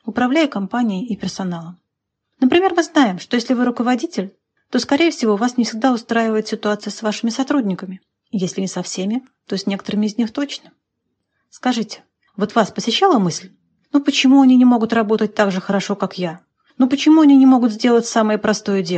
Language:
Russian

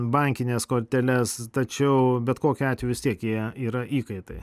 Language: Lithuanian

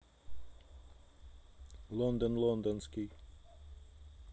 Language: Russian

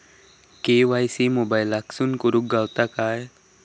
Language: Marathi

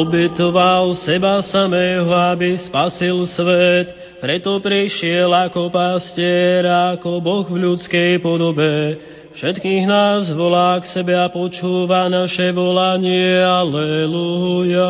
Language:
Slovak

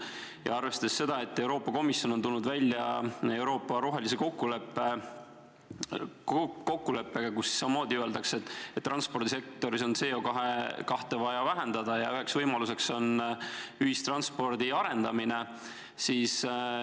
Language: Estonian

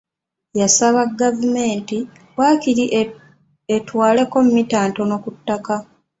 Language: Ganda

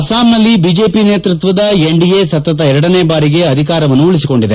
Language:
Kannada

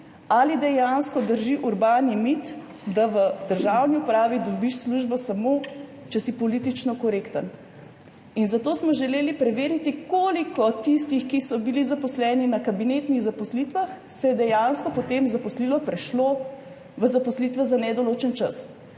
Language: Slovenian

